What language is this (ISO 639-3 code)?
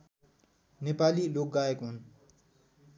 nep